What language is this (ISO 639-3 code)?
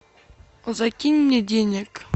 rus